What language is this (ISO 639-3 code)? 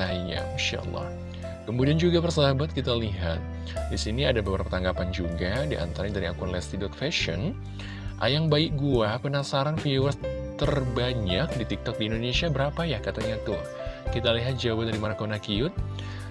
ind